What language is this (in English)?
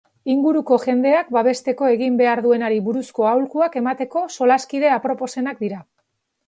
Basque